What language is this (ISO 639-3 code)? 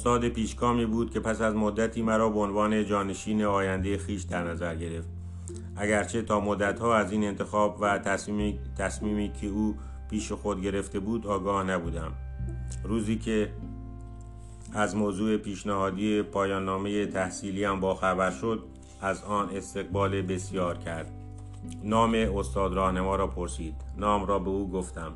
fas